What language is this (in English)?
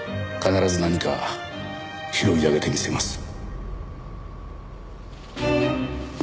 Japanese